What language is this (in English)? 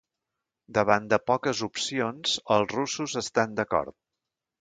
Catalan